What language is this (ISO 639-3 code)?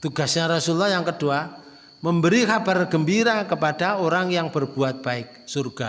ind